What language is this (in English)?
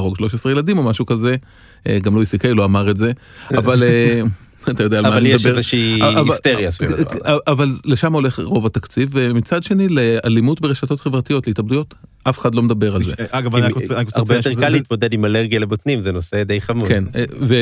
Hebrew